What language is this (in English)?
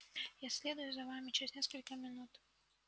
Russian